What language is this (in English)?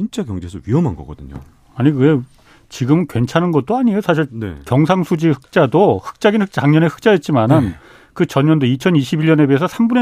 Korean